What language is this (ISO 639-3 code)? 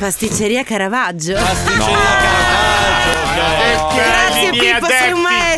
ita